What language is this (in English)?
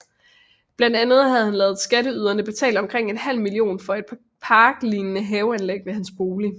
Danish